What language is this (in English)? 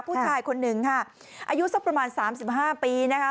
Thai